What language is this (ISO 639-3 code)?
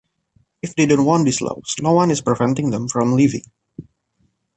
eng